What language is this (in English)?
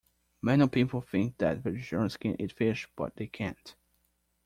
English